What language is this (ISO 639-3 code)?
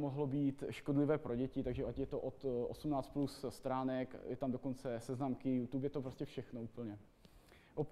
ces